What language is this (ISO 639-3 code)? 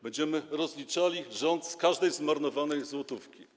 pol